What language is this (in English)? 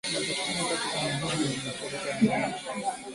Swahili